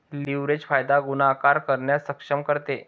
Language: Marathi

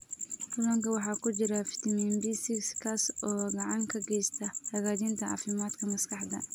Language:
Somali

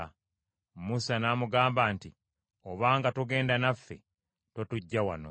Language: Ganda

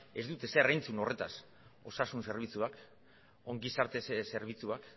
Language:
Basque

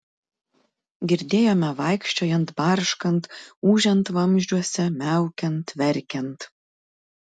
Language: Lithuanian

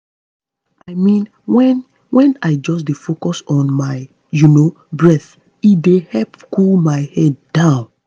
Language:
Nigerian Pidgin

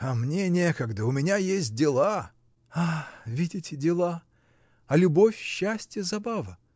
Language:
Russian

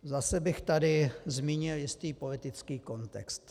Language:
Czech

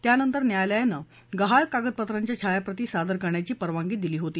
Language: Marathi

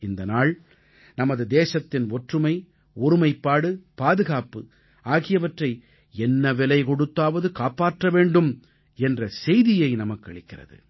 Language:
Tamil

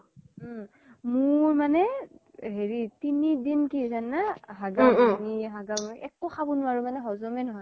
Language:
Assamese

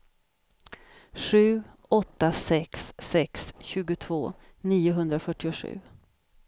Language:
Swedish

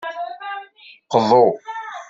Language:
Kabyle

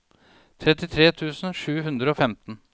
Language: Norwegian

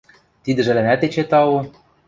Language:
Western Mari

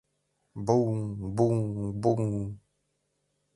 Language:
Mari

